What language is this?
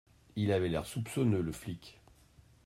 French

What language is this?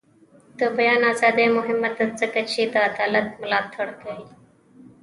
Pashto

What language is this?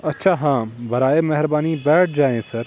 Urdu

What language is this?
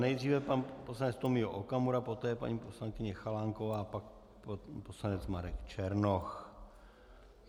Czech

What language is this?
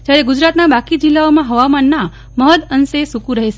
Gujarati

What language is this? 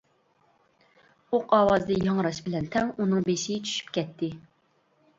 Uyghur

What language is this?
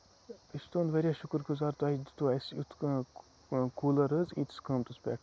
Kashmiri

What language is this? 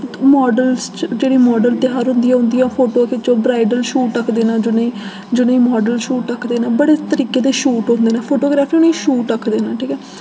Dogri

